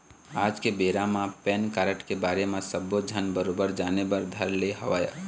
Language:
Chhattisgarhi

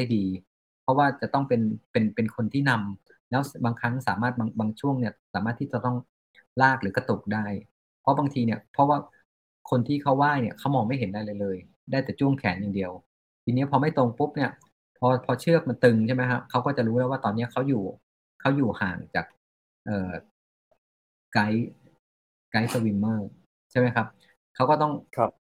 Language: Thai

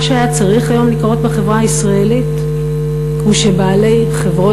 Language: Hebrew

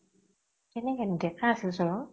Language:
Assamese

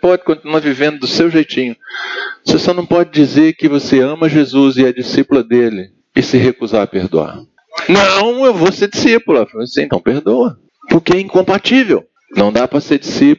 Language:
Portuguese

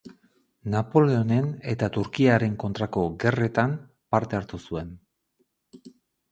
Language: Basque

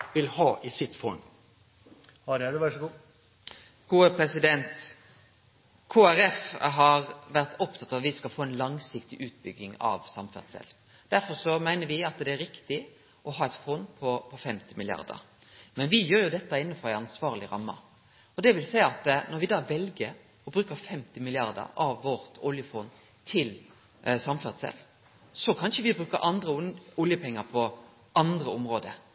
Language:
Norwegian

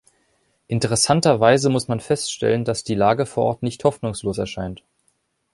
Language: German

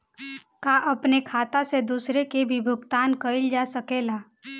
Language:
Bhojpuri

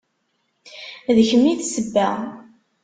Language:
Kabyle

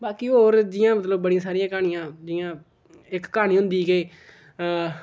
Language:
Dogri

